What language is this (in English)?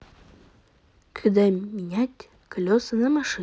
Russian